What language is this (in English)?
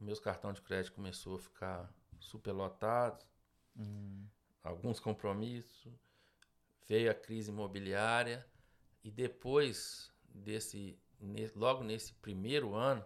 Portuguese